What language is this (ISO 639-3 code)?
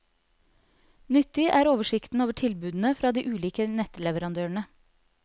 nor